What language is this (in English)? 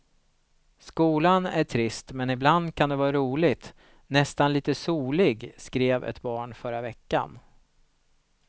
Swedish